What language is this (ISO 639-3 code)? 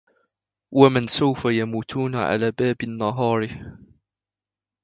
ara